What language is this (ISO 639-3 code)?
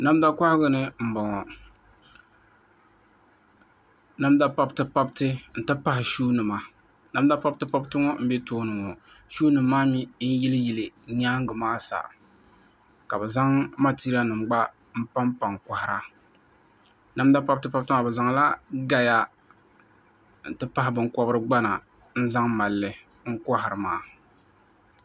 dag